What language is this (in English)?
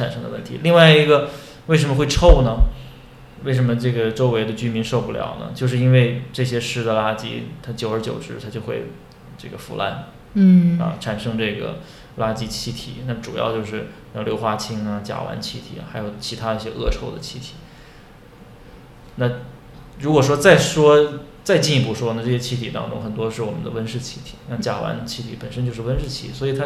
Chinese